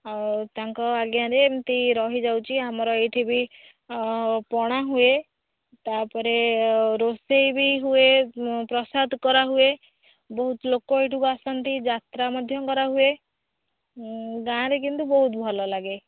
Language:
Odia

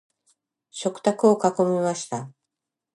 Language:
Japanese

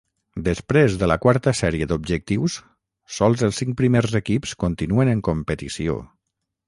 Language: Catalan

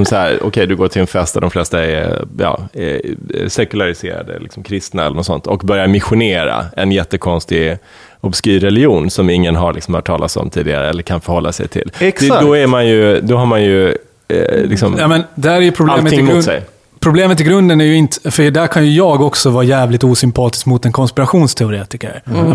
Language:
Swedish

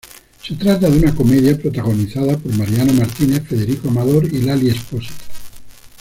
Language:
Spanish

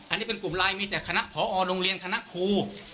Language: Thai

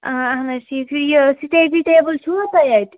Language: Kashmiri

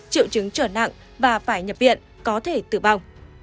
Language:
Vietnamese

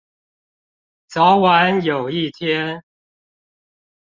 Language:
Chinese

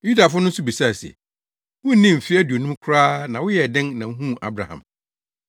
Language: Akan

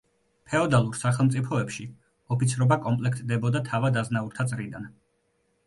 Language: Georgian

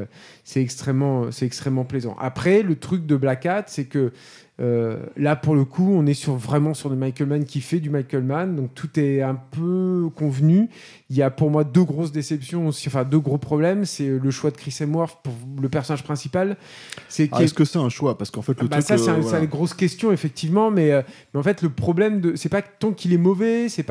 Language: French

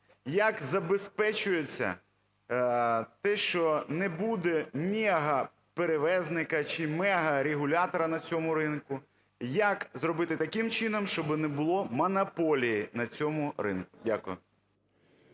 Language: Ukrainian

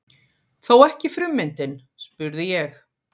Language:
Icelandic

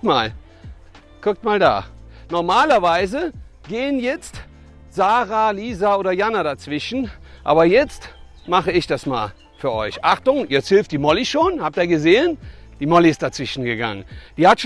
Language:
German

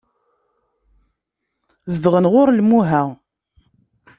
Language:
Kabyle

